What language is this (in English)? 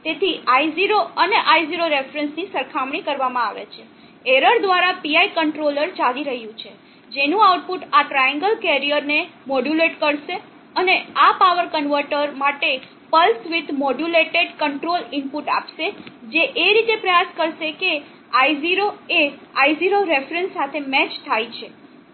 Gujarati